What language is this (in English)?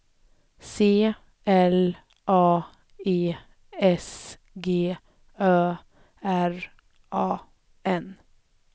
Swedish